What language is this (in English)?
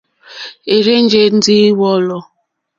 Mokpwe